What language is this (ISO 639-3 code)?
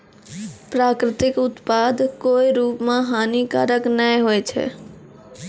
mai